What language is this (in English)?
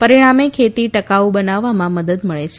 Gujarati